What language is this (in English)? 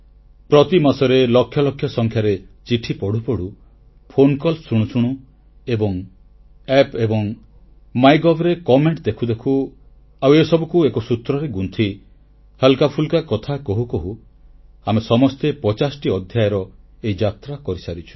Odia